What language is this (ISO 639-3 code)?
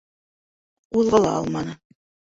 bak